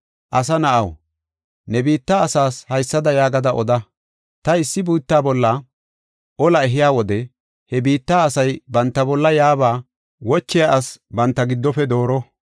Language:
Gofa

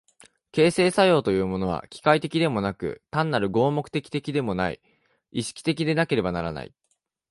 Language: Japanese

